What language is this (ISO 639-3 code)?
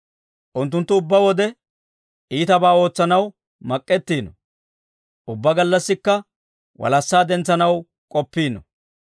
dwr